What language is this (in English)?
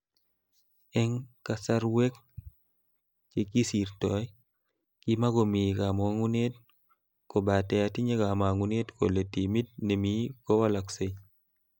Kalenjin